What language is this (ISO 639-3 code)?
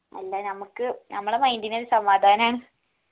mal